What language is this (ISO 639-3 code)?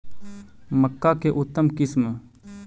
mag